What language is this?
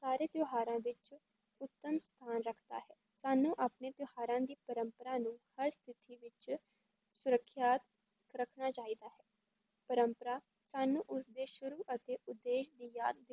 Punjabi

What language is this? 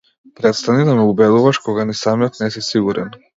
Macedonian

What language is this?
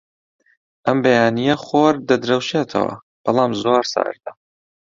Central Kurdish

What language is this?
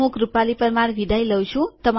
Gujarati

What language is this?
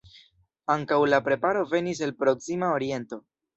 Esperanto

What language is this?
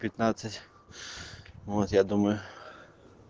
Russian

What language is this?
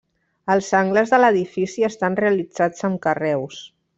Catalan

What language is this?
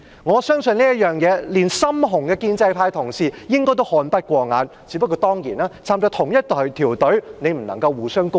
Cantonese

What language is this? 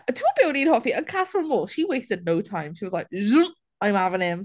Welsh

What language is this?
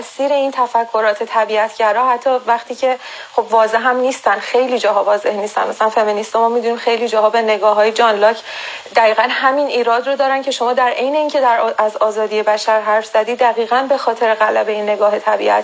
Persian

